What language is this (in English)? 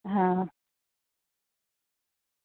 Gujarati